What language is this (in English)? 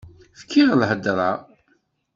Kabyle